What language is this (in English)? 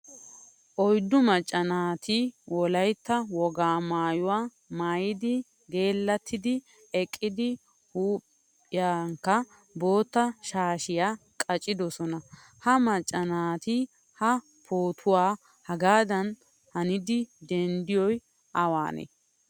Wolaytta